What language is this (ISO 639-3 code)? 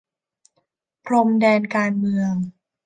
tha